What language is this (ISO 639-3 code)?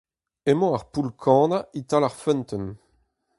bre